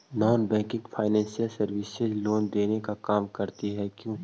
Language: Magahi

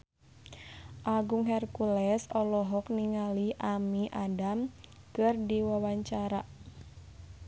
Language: Sundanese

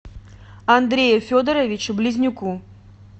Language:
Russian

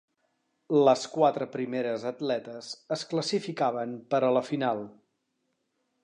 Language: Catalan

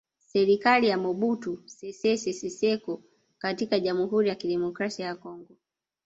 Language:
Swahili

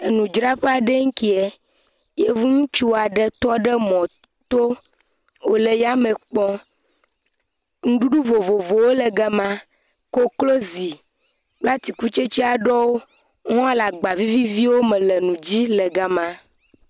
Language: Ewe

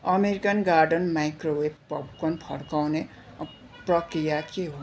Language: Nepali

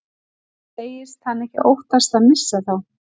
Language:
Icelandic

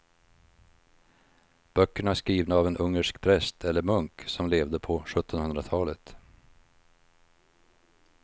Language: Swedish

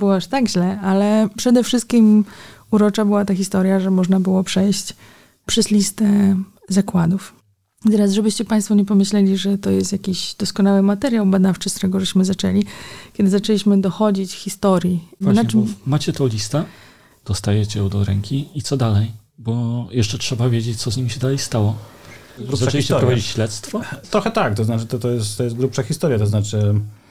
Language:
Polish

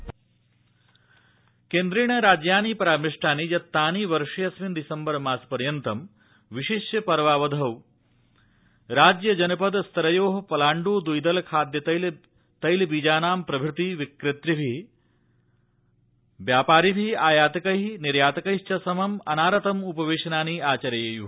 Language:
Sanskrit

